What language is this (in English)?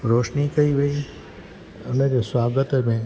Sindhi